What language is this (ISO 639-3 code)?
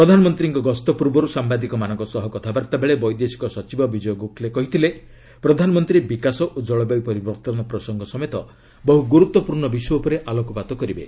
ori